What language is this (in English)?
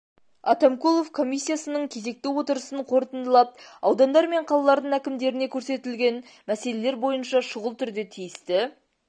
Kazakh